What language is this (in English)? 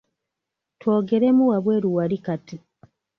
Ganda